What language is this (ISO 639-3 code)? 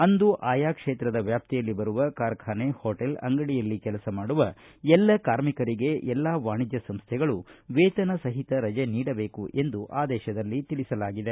kan